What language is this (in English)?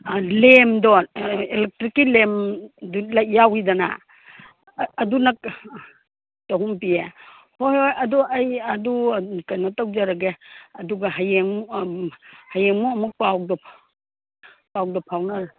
Manipuri